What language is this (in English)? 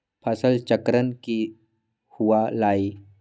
Magahi